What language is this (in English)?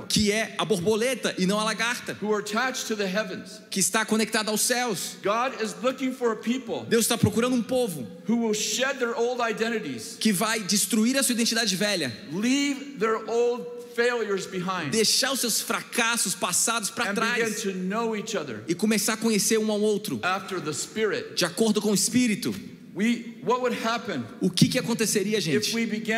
Portuguese